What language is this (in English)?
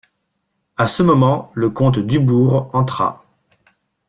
French